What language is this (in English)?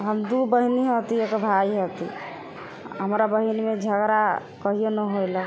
Maithili